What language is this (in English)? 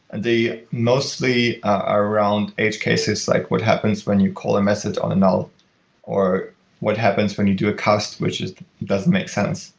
English